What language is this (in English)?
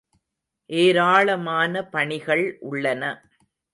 Tamil